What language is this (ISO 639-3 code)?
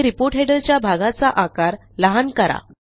mar